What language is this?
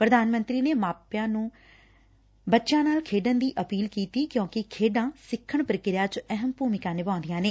Punjabi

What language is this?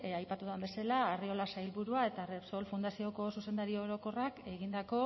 Basque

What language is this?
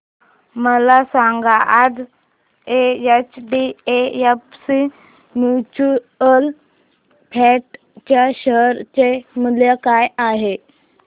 Marathi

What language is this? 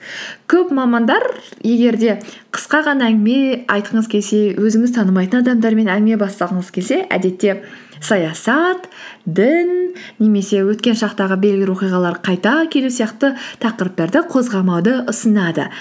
Kazakh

